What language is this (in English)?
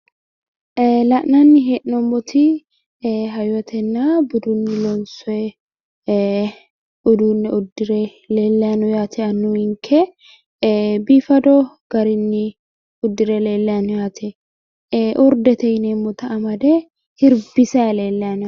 Sidamo